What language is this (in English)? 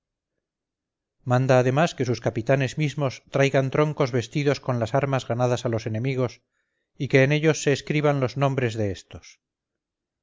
Spanish